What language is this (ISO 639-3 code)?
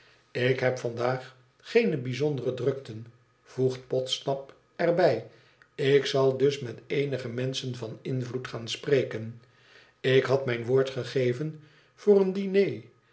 nld